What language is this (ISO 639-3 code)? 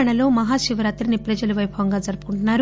tel